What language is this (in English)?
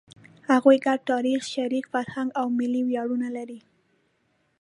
Pashto